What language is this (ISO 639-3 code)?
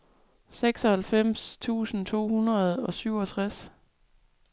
dan